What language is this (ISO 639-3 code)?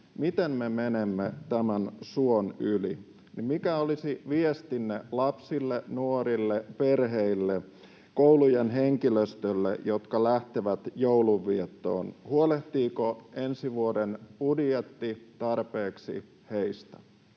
fin